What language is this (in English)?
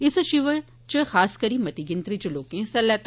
Dogri